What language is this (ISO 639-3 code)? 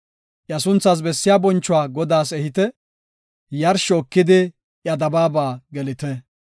gof